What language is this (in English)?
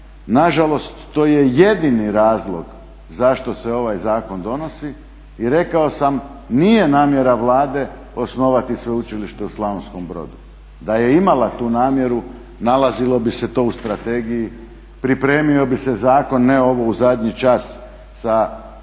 Croatian